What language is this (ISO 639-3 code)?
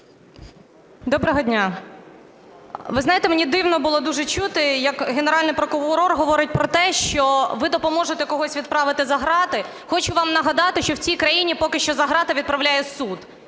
ukr